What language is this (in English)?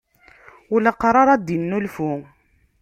Kabyle